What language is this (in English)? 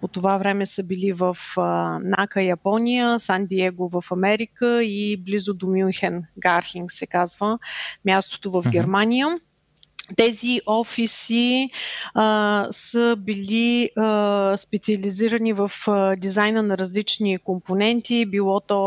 Bulgarian